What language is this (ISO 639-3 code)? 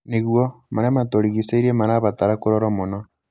kik